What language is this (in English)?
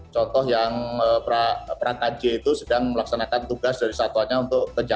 Indonesian